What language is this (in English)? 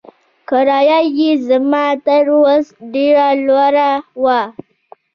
Pashto